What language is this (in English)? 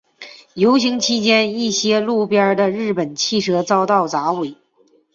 Chinese